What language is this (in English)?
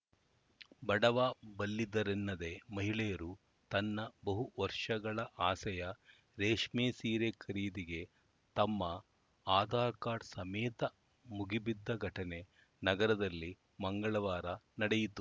Kannada